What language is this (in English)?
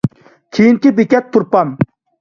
Uyghur